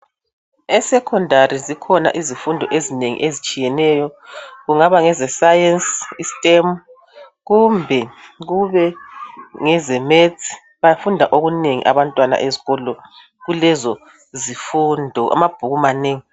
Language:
North Ndebele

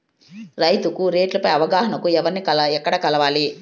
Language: Telugu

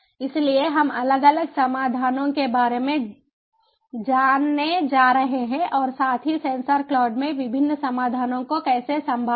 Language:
Hindi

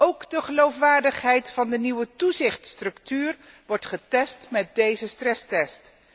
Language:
Dutch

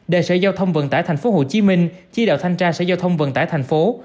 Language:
Vietnamese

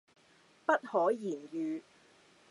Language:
Cantonese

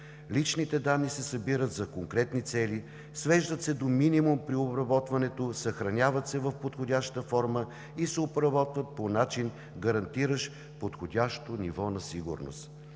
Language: Bulgarian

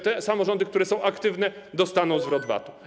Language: Polish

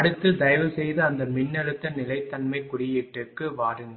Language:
Tamil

